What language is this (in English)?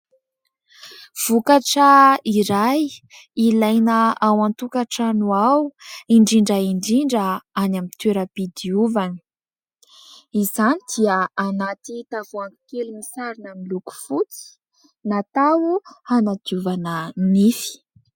Malagasy